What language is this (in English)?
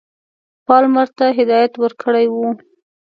Pashto